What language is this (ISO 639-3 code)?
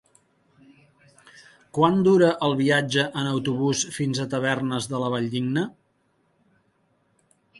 cat